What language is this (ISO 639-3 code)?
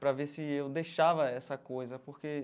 por